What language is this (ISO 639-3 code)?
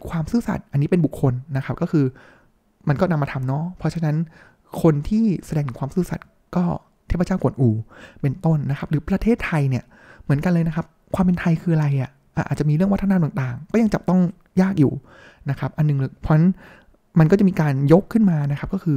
tha